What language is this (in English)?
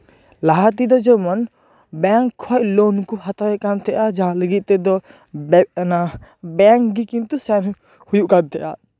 Santali